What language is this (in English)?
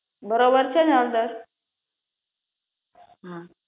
Gujarati